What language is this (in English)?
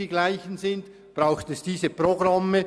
Swiss German